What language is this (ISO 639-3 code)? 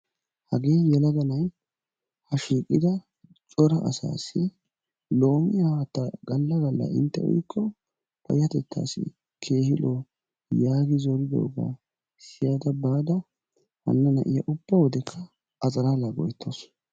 wal